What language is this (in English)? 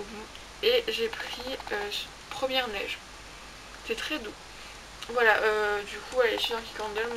French